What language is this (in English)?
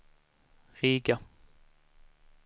Swedish